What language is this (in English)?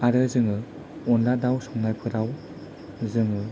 Bodo